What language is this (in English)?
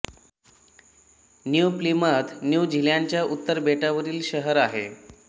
Marathi